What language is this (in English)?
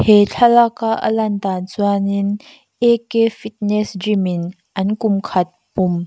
Mizo